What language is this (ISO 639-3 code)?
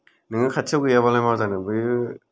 brx